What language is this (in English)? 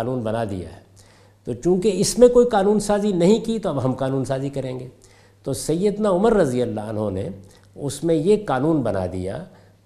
Urdu